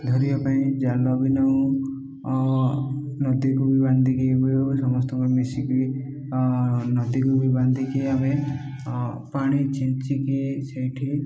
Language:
Odia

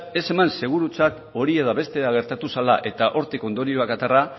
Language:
Basque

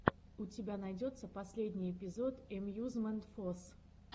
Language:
Russian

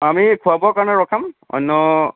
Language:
Assamese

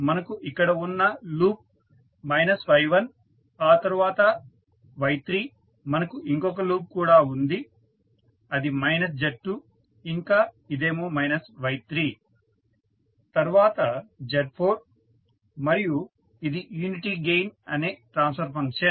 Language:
Telugu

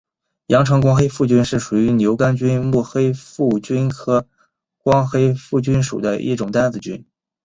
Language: Chinese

